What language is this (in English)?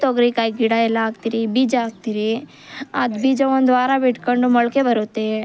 Kannada